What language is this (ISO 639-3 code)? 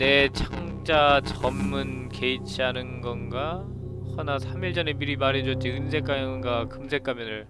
kor